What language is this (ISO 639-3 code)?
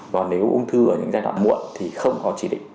vie